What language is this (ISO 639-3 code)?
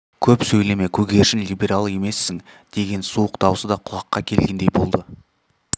kaz